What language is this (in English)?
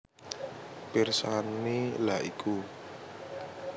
Javanese